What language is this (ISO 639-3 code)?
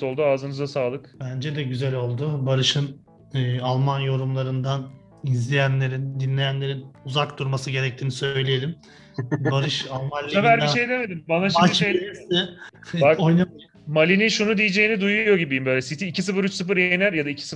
tur